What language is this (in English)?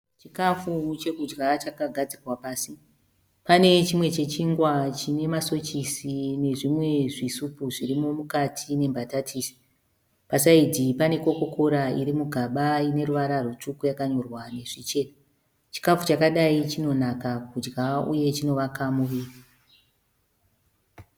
Shona